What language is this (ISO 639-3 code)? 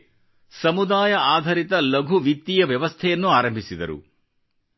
kan